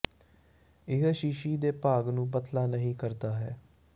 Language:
Punjabi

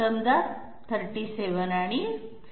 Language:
Marathi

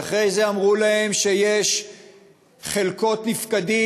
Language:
Hebrew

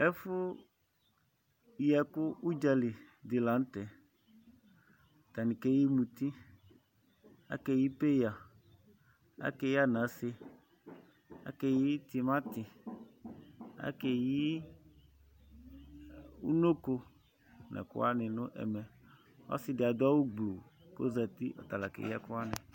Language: Ikposo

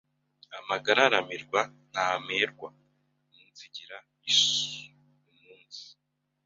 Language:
Kinyarwanda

